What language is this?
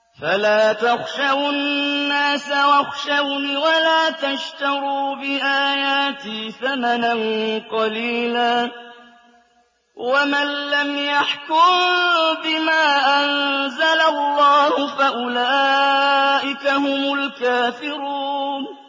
Arabic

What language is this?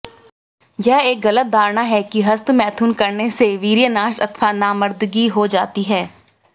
Hindi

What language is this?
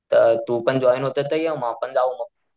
Marathi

